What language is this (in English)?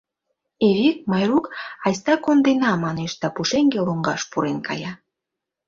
Mari